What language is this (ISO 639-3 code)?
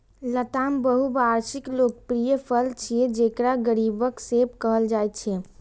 mai